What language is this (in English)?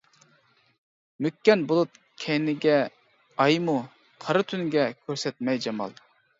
Uyghur